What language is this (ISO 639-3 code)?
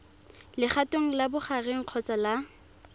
tsn